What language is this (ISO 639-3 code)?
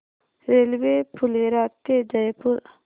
mar